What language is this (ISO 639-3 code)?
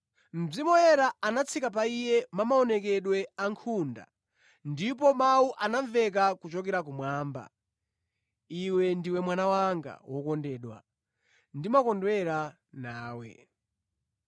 nya